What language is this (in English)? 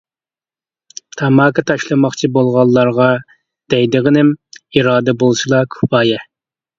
Uyghur